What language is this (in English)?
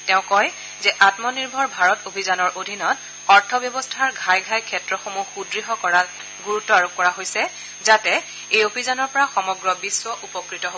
Assamese